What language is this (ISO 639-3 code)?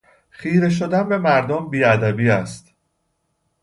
fas